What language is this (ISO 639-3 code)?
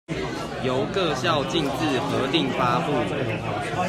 zho